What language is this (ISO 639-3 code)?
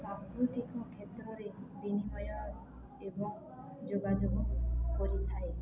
ori